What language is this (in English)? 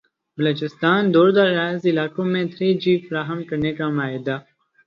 Urdu